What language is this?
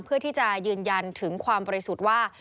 Thai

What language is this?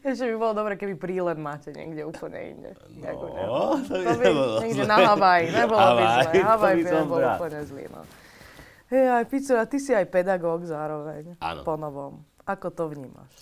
Slovak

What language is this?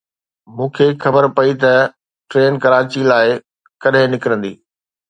Sindhi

